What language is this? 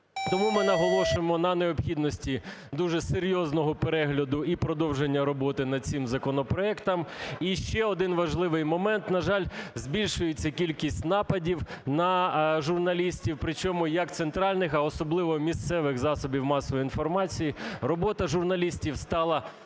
Ukrainian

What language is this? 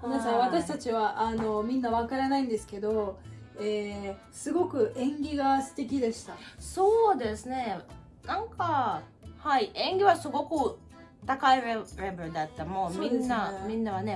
Japanese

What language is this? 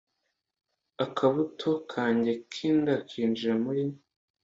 Kinyarwanda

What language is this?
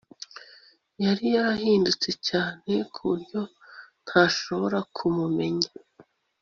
Kinyarwanda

